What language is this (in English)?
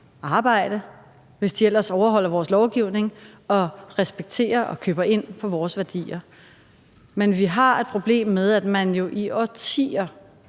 Danish